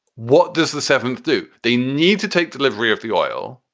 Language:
English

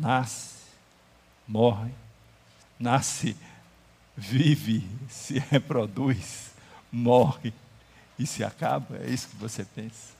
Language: Portuguese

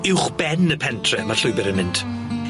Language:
Welsh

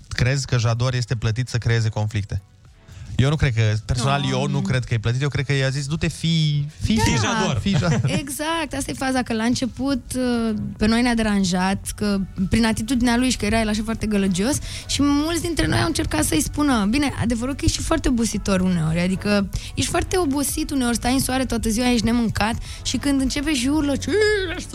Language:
Romanian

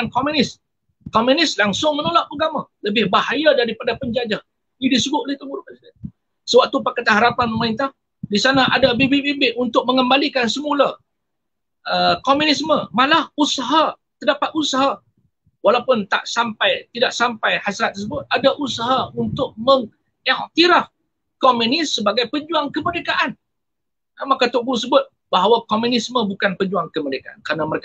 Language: Malay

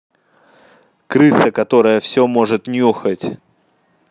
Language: Russian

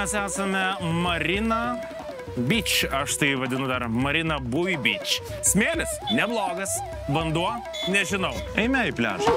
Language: Lithuanian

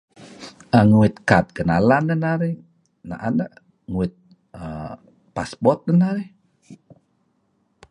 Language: Kelabit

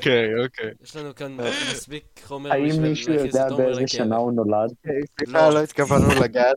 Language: Hebrew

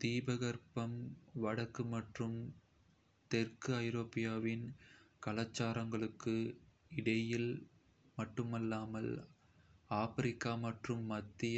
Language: Kota (India)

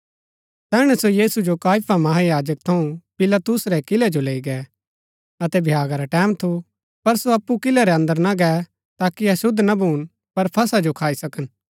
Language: Gaddi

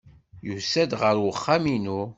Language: Kabyle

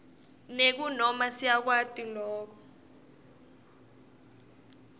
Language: Swati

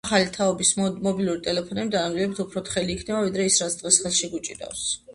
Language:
Georgian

